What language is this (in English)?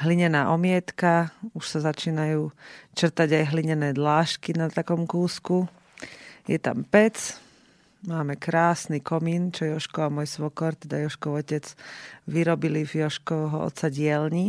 Slovak